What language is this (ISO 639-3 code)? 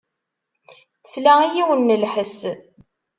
kab